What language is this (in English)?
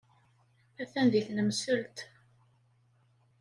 Kabyle